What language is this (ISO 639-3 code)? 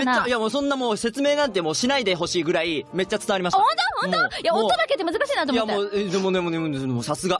jpn